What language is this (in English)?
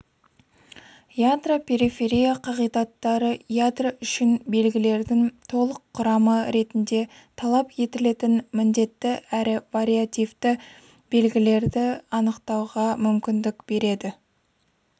Kazakh